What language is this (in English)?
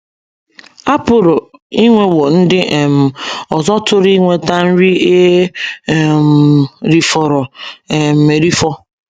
Igbo